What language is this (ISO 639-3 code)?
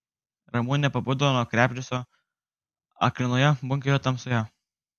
lit